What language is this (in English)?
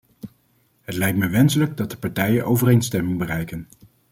Dutch